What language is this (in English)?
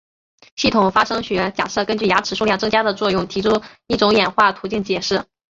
Chinese